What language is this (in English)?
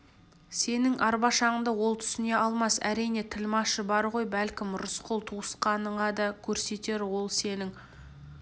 Kazakh